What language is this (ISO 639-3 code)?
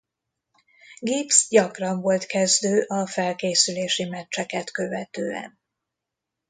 hun